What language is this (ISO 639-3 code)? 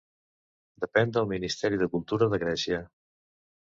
cat